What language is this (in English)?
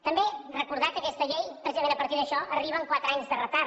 Catalan